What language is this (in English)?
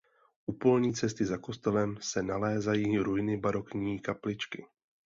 Czech